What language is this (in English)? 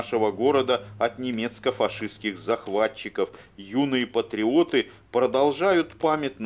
Russian